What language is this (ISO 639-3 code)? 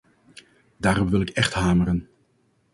nld